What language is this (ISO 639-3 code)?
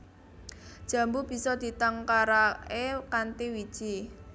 jav